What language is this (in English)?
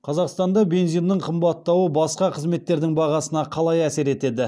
Kazakh